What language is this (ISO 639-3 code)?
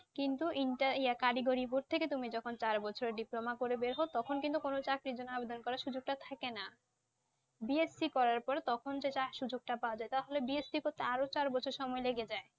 ben